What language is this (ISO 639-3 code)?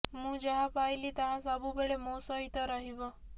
ori